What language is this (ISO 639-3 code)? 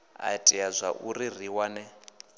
ven